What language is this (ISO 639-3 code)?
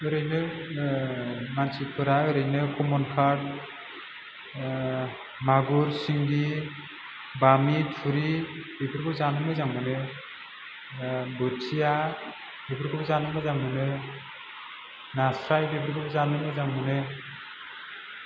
brx